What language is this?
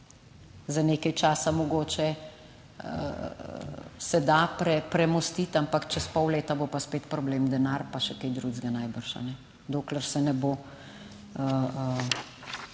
Slovenian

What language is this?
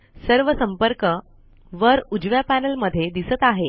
Marathi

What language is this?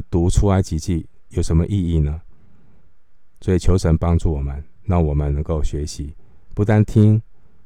Chinese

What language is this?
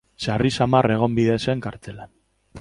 Basque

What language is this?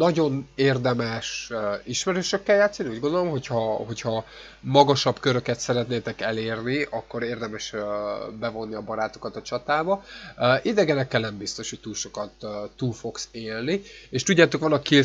Hungarian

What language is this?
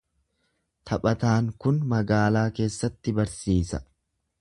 Oromo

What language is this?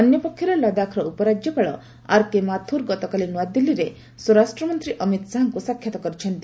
Odia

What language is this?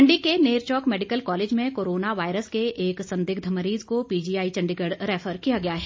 Hindi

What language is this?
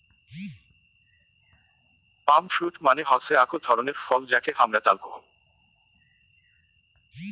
Bangla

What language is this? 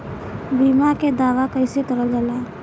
Bhojpuri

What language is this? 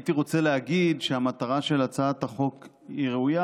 Hebrew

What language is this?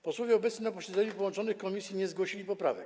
Polish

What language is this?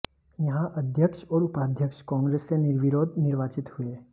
Hindi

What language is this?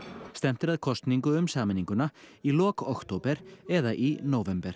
Icelandic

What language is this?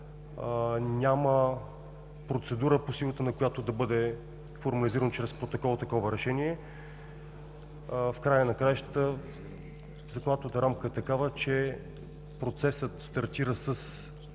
Bulgarian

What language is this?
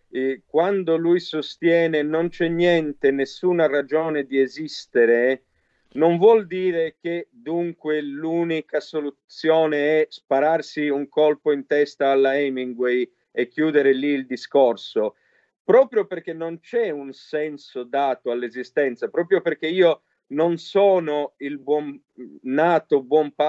Italian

